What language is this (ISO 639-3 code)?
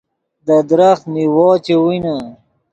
ydg